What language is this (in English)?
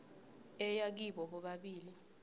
South Ndebele